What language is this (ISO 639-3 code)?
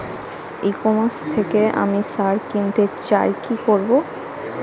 ben